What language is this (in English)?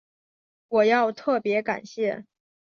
Chinese